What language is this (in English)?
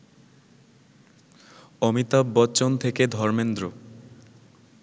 Bangla